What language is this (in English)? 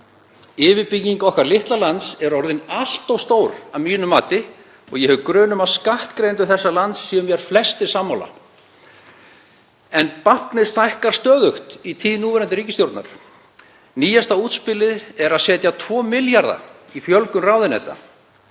Icelandic